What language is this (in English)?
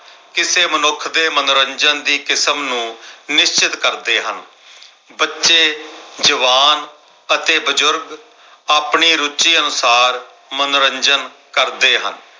Punjabi